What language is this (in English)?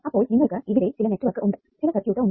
Malayalam